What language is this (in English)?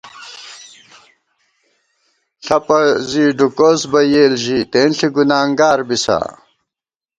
Gawar-Bati